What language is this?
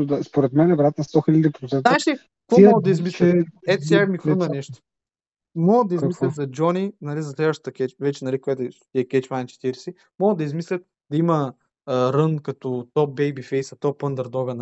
Bulgarian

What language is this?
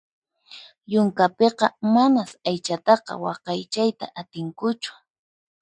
Puno Quechua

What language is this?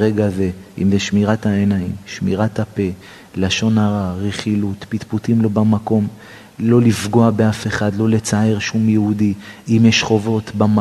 Hebrew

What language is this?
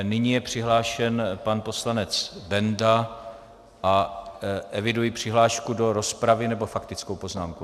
Czech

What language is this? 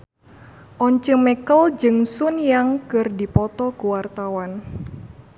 Sundanese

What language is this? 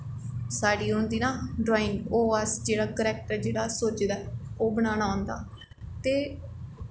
Dogri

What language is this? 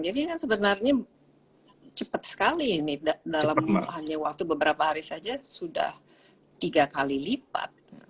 Indonesian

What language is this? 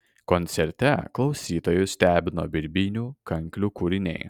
Lithuanian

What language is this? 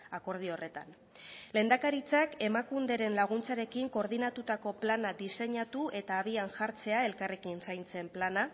Basque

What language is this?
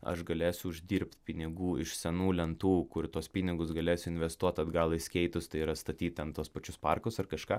Lithuanian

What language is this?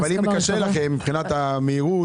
Hebrew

